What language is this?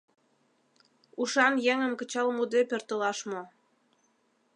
Mari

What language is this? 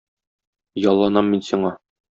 Tatar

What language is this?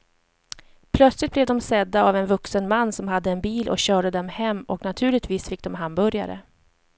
Swedish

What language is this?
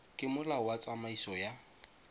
Tswana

